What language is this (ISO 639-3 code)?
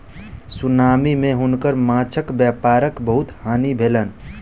mai